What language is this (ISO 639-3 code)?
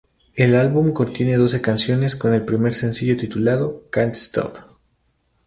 spa